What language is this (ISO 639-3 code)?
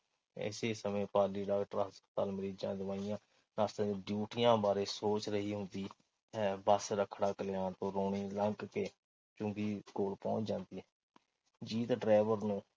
pan